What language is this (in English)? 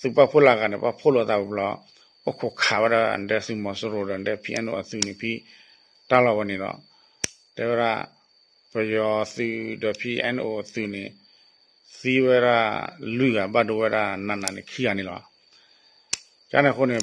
Thai